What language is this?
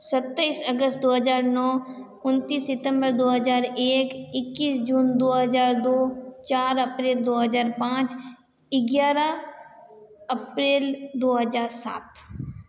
Hindi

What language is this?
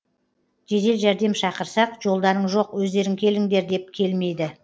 Kazakh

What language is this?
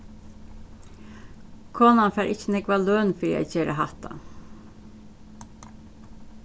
Faroese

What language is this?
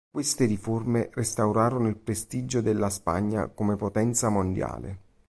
Italian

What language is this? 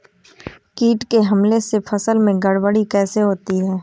Hindi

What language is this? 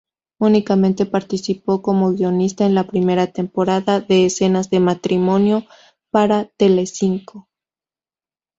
Spanish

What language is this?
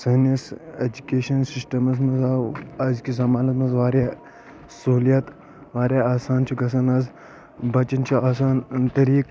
Kashmiri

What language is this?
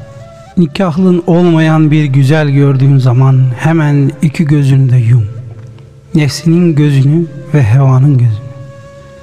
Turkish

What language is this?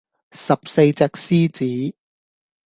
Cantonese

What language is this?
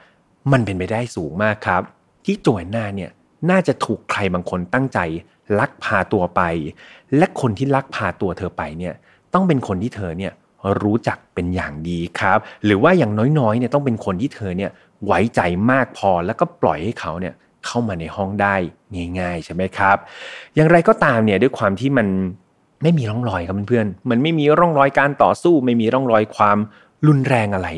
Thai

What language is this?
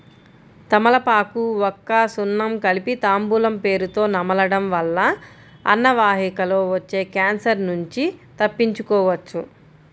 Telugu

